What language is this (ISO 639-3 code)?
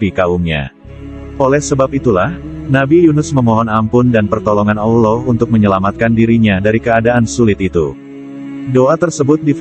ind